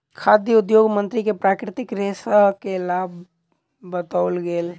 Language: Maithili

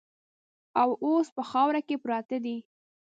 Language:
Pashto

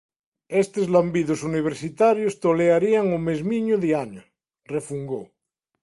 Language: Galician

